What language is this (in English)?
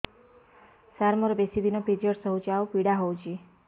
Odia